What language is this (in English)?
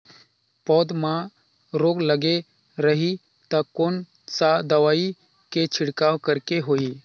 Chhattisgarhi